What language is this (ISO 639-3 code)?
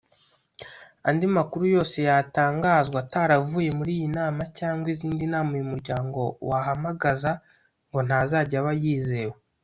kin